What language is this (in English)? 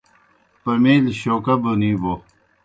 Kohistani Shina